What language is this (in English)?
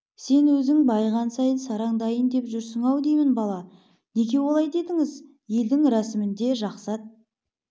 Kazakh